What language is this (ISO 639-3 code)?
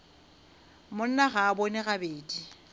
nso